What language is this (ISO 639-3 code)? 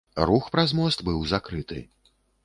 bel